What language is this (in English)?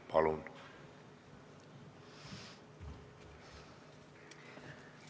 Estonian